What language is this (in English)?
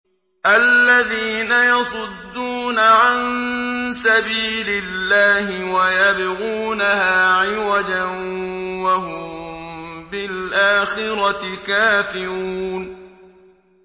Arabic